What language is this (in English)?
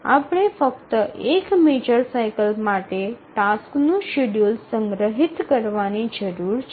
Gujarati